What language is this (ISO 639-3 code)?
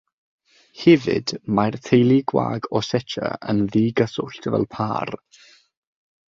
cym